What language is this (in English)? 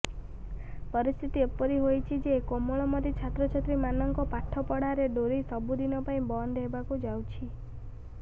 Odia